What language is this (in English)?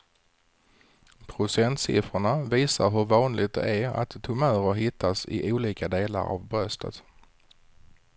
Swedish